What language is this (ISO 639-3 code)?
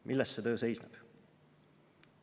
est